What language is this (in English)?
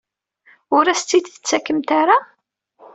Kabyle